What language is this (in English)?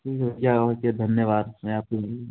Hindi